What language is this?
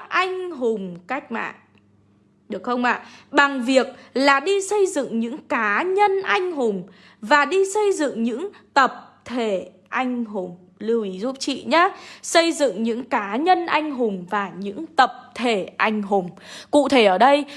Vietnamese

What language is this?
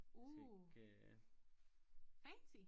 Danish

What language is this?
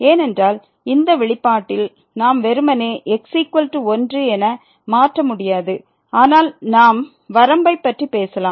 Tamil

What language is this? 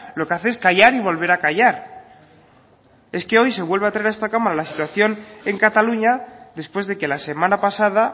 Spanish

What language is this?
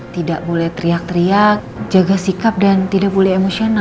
Indonesian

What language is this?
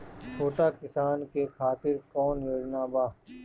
Bhojpuri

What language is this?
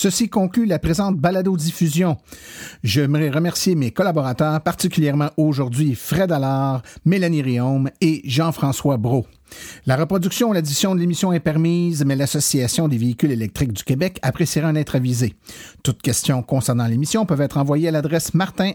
French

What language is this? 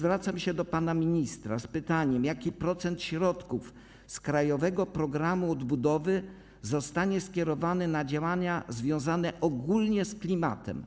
Polish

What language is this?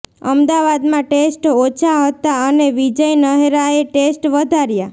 Gujarati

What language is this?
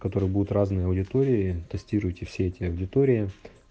Russian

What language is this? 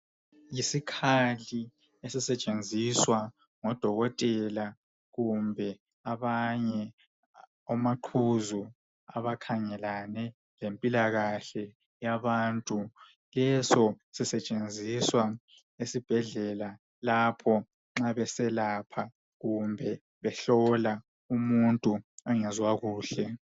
North Ndebele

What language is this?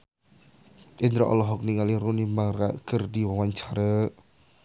Sundanese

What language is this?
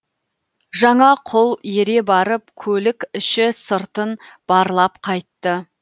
Kazakh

